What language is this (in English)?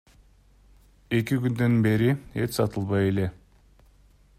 Kyrgyz